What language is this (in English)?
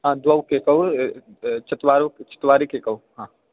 Sanskrit